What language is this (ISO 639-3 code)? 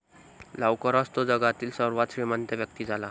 mar